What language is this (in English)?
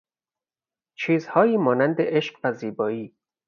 Persian